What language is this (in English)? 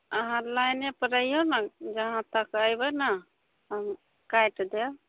Maithili